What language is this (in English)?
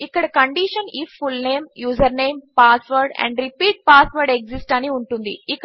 Telugu